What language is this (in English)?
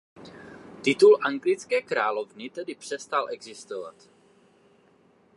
Czech